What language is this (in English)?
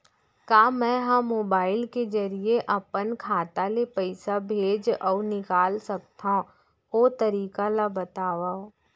Chhattisgarhi